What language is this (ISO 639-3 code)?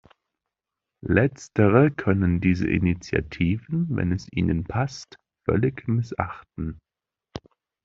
deu